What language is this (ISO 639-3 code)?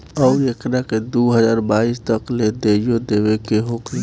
bho